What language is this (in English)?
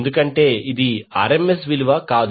Telugu